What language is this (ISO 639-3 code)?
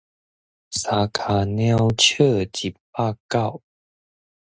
nan